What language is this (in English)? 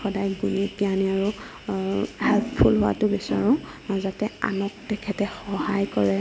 Assamese